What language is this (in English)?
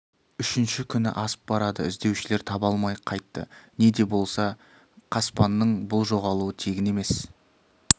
Kazakh